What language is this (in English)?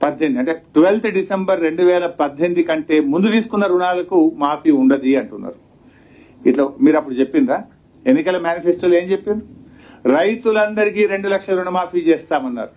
Telugu